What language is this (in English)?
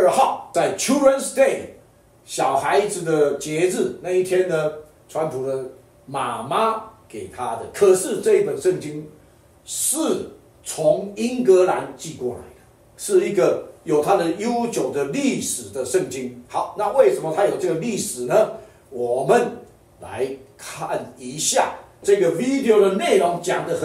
Chinese